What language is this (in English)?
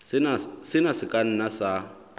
Southern Sotho